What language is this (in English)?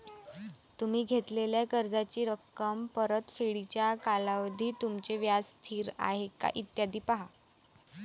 Marathi